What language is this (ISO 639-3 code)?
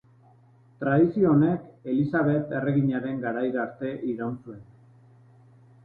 eus